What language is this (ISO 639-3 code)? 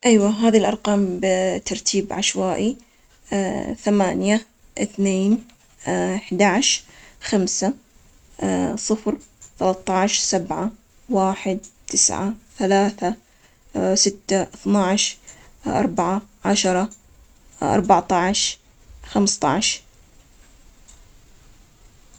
acx